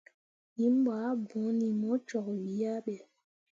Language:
Mundang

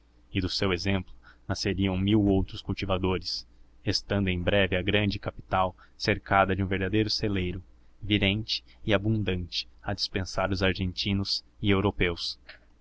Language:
Portuguese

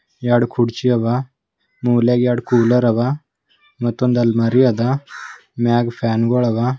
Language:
Kannada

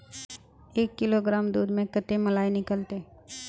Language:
Magahi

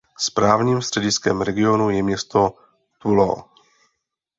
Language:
Czech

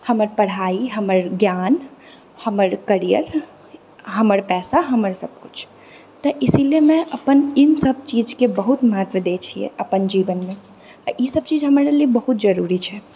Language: Maithili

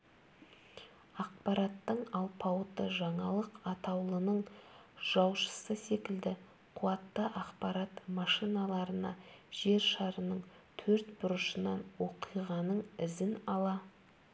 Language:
Kazakh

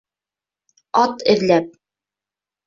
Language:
Bashkir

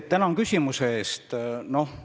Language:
Estonian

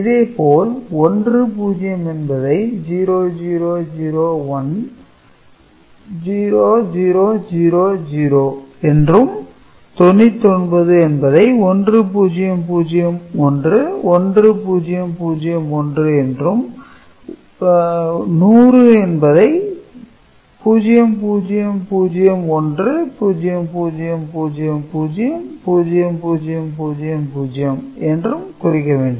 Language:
Tamil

